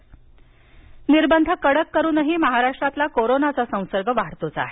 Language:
Marathi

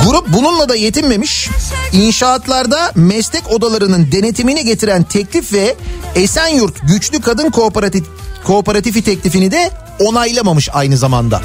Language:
Turkish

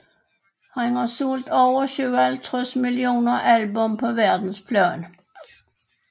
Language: Danish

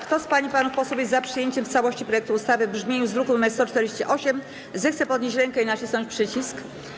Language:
Polish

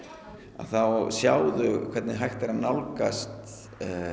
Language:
Icelandic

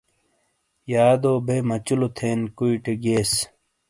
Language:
Shina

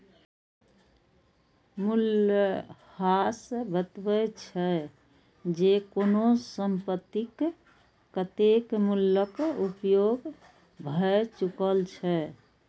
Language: Maithili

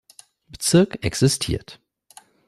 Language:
German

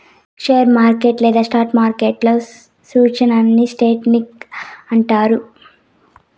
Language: Telugu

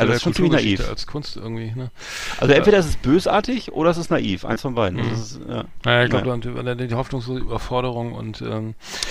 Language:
German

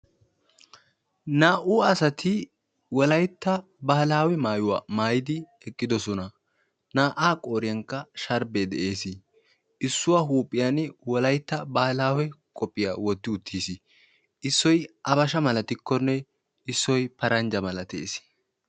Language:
Wolaytta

